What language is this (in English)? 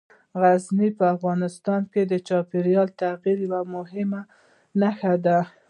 Pashto